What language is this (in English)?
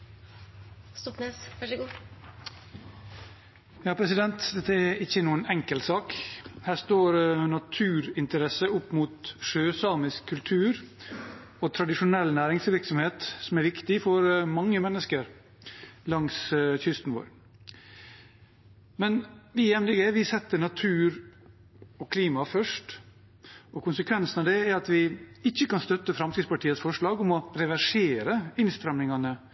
Norwegian